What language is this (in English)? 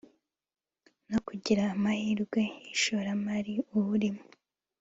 Kinyarwanda